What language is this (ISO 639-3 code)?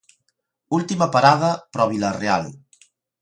glg